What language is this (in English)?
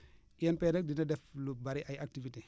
Wolof